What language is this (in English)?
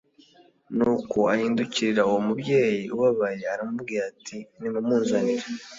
Kinyarwanda